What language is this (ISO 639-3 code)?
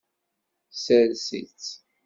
kab